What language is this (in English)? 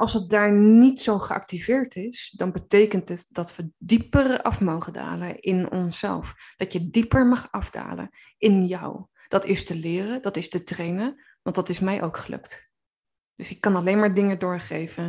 Dutch